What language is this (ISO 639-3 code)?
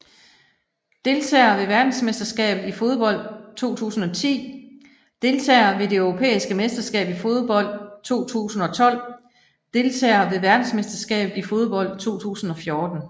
dan